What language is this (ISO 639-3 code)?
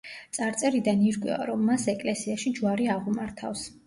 kat